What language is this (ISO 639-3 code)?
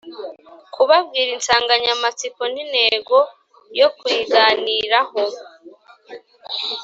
kin